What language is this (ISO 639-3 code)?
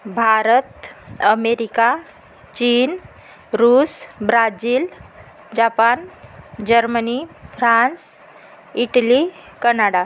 mar